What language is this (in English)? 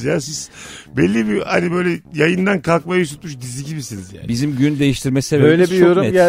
Turkish